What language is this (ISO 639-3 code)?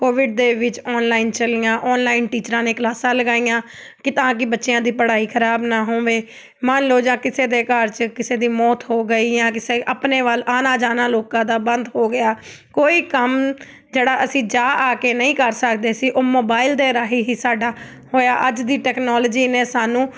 pan